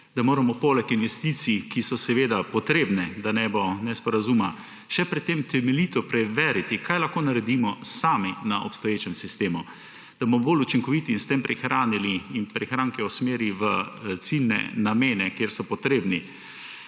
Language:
Slovenian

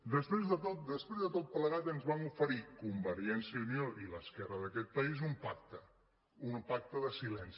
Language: Catalan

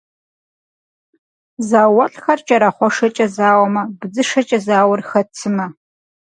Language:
Kabardian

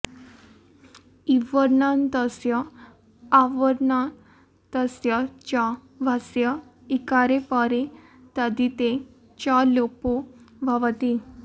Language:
Sanskrit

